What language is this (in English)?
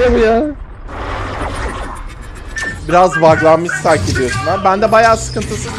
Turkish